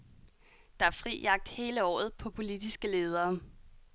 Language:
Danish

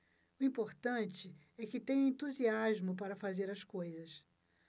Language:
Portuguese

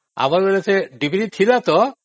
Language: Odia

